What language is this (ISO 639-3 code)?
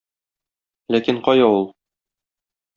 tat